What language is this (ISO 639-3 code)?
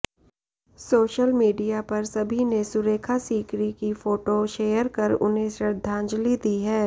hin